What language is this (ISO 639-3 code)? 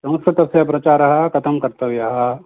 san